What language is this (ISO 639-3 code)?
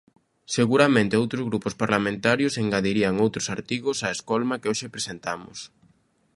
glg